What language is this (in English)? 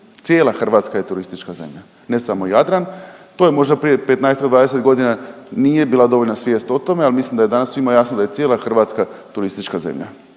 Croatian